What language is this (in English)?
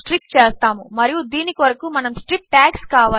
Telugu